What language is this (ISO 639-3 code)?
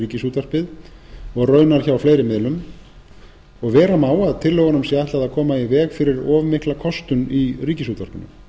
isl